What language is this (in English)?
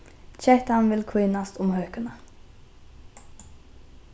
Faroese